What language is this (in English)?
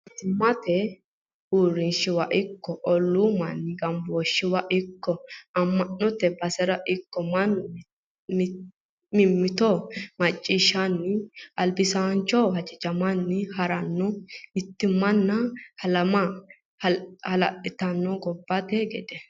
Sidamo